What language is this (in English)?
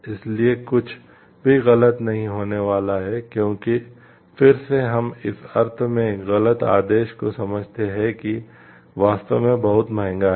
Hindi